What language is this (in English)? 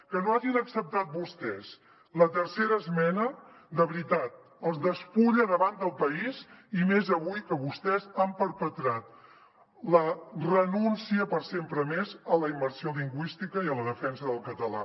Catalan